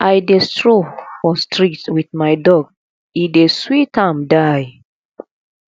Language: Nigerian Pidgin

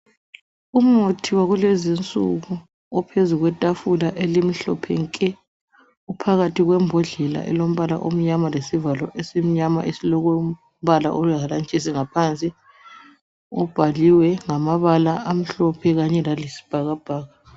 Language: North Ndebele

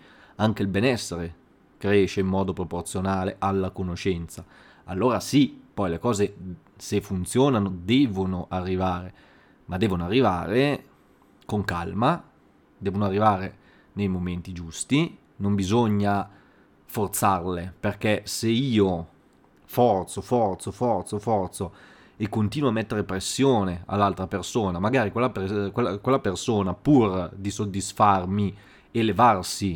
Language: Italian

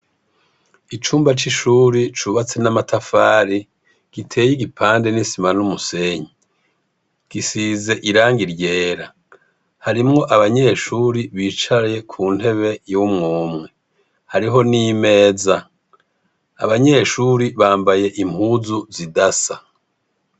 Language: Rundi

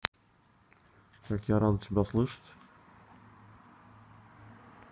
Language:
Russian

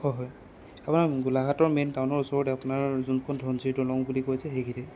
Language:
Assamese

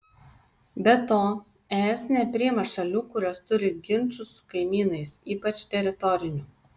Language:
Lithuanian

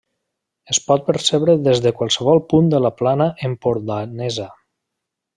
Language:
Catalan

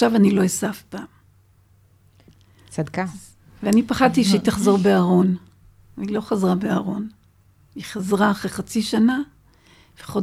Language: Hebrew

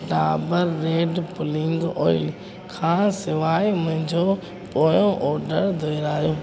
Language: Sindhi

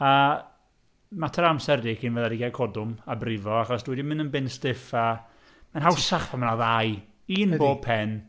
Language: Welsh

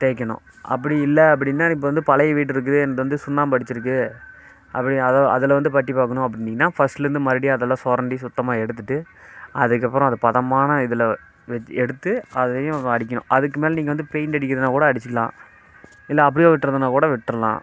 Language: Tamil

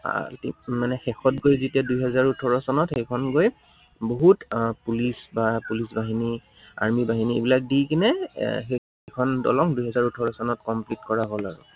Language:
Assamese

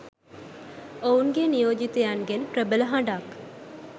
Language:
Sinhala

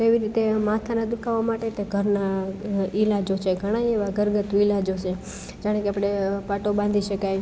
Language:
Gujarati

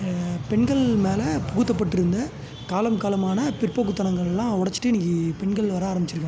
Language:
Tamil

